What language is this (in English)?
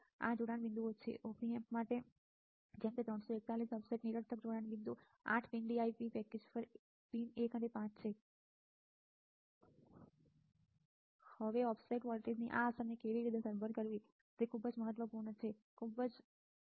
Gujarati